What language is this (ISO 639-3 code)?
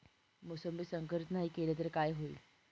mar